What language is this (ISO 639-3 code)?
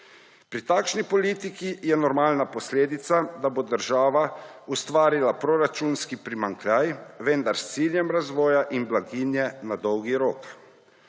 slv